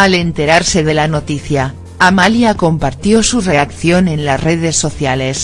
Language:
Spanish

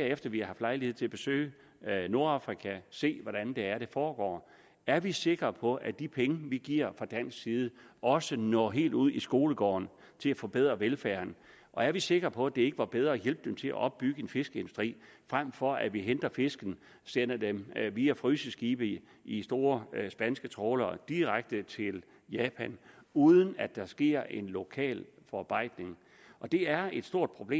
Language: Danish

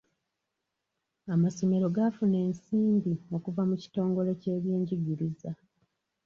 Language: Ganda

